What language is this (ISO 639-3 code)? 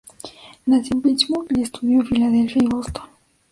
spa